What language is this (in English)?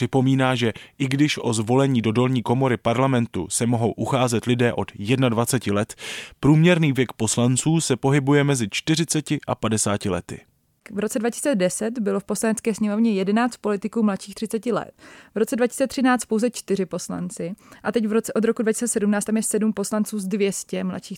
Czech